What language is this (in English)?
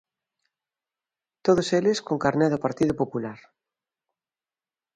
Galician